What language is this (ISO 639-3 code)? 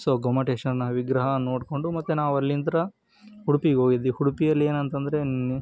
kan